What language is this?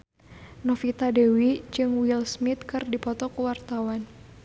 Sundanese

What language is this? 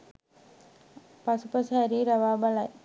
Sinhala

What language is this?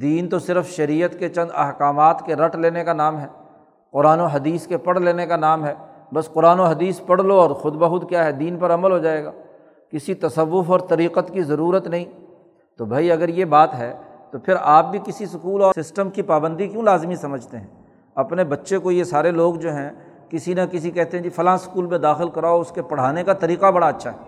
Urdu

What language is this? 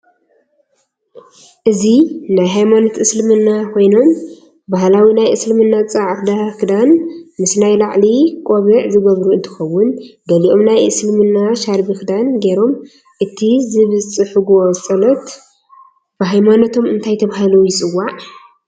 Tigrinya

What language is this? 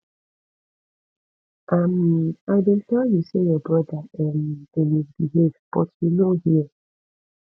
Nigerian Pidgin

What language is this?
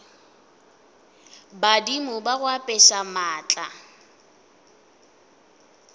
Northern Sotho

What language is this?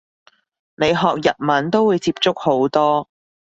Cantonese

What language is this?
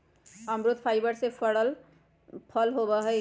Magahi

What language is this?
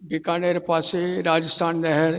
Sindhi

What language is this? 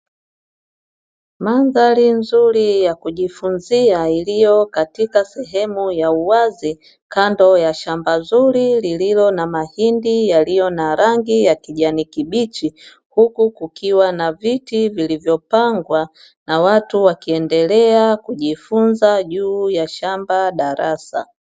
Swahili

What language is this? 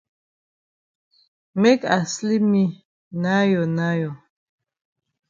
Cameroon Pidgin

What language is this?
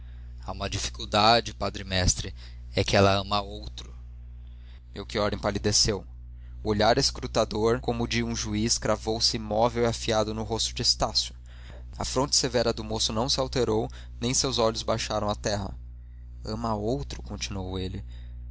Portuguese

